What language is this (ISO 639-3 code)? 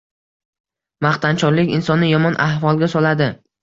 uzb